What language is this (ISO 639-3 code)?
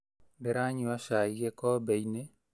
kik